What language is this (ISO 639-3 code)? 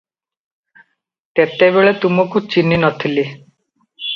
ori